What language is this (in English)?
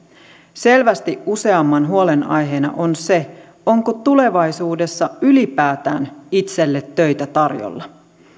Finnish